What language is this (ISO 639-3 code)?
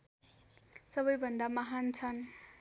nep